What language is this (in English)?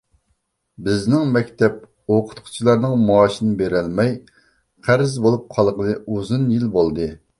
Uyghur